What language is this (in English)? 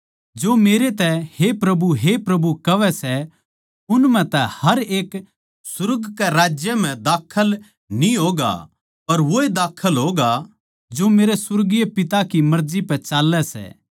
Haryanvi